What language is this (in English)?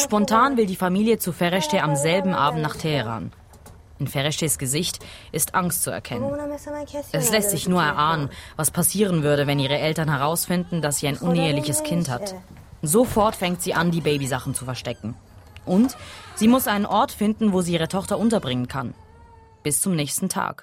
German